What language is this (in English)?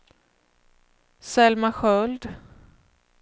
Swedish